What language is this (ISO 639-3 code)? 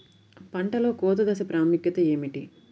tel